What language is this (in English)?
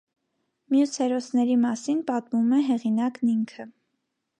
Armenian